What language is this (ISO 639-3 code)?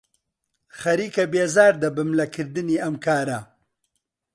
ckb